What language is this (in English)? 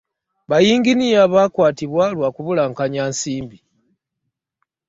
Ganda